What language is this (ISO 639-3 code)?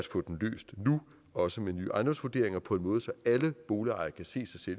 dan